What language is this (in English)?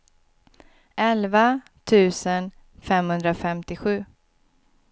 Swedish